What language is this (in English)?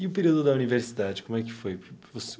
Portuguese